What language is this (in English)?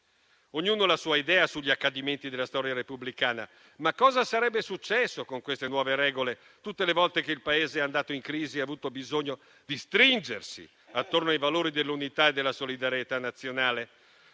Italian